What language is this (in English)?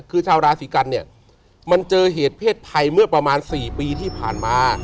Thai